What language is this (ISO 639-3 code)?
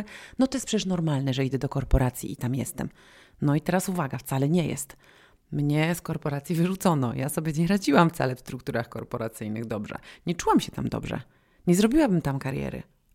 pol